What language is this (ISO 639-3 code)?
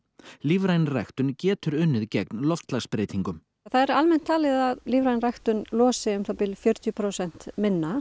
isl